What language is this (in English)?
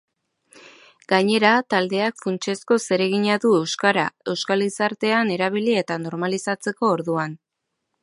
Basque